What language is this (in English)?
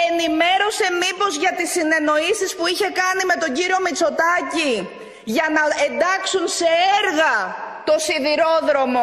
Greek